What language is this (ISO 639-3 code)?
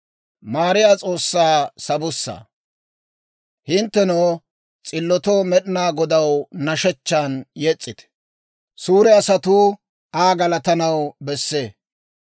dwr